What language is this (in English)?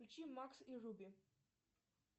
Russian